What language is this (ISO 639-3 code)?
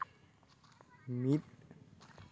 sat